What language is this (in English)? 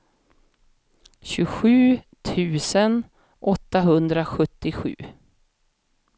Swedish